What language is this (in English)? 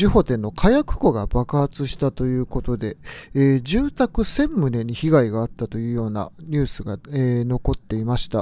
Japanese